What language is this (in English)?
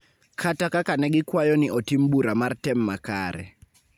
Luo (Kenya and Tanzania)